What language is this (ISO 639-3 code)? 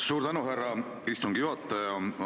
est